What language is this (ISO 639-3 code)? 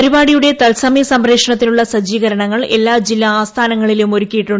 mal